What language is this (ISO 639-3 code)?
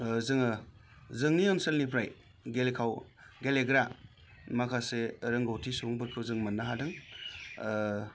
brx